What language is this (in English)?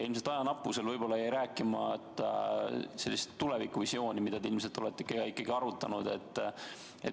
Estonian